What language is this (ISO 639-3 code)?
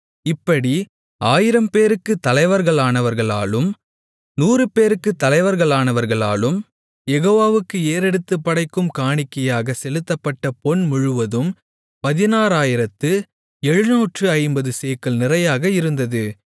tam